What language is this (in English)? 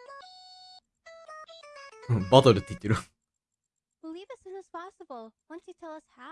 Japanese